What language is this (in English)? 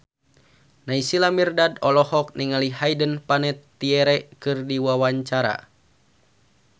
Sundanese